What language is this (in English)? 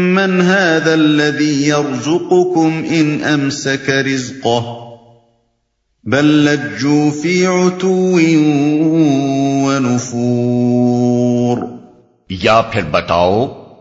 Urdu